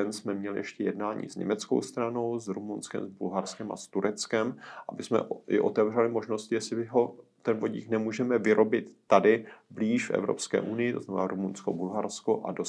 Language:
Czech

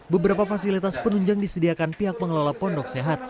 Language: Indonesian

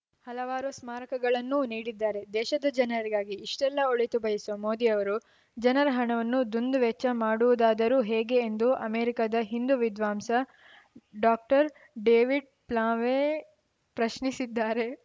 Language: Kannada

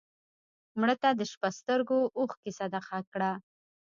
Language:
Pashto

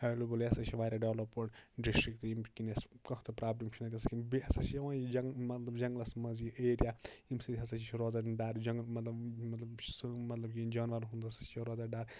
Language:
Kashmiri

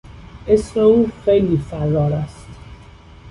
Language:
Persian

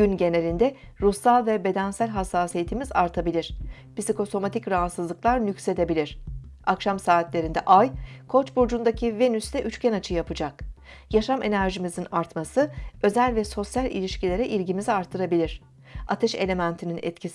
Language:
Turkish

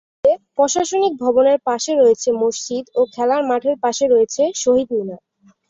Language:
Bangla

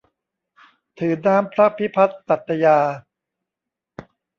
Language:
Thai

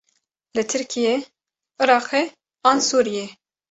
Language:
Kurdish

